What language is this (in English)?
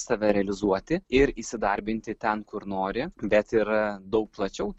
Lithuanian